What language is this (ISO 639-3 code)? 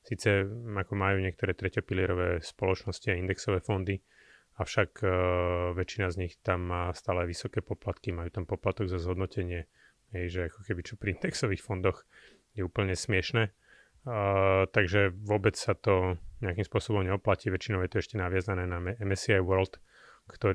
slk